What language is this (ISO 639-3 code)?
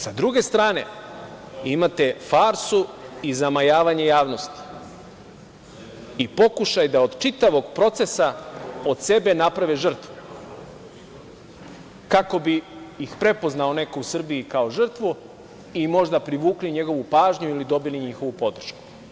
srp